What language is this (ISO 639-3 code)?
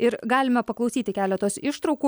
lit